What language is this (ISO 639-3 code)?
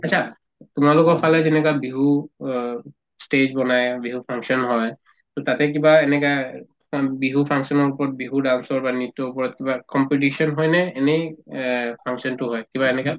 asm